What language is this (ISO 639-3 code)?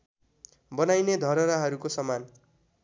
nep